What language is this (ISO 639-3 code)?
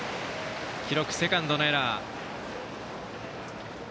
jpn